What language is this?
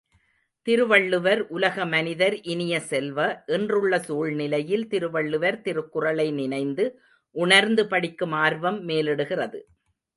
Tamil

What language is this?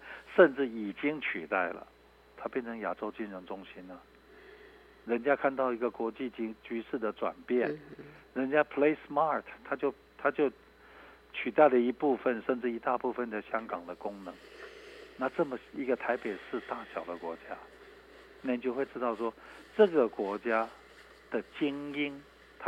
Chinese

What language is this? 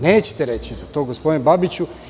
Serbian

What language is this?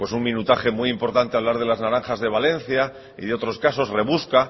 Spanish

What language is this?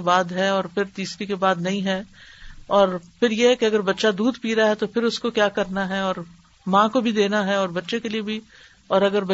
Urdu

